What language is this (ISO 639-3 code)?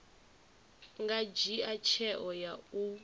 ven